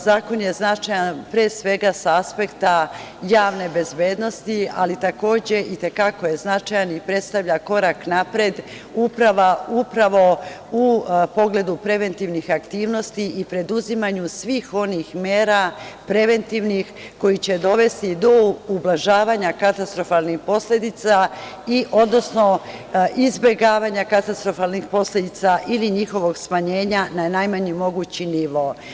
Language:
Serbian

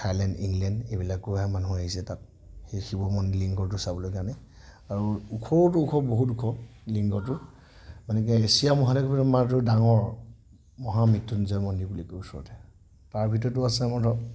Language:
Assamese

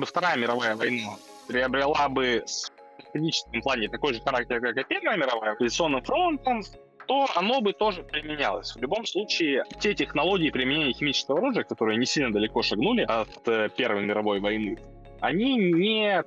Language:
Russian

